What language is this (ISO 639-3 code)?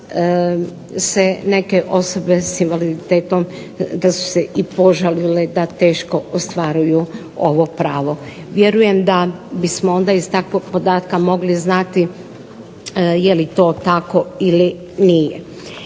hrv